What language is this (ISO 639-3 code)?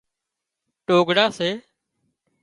kxp